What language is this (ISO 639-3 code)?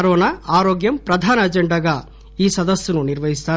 tel